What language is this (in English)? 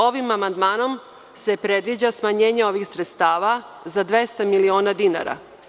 Serbian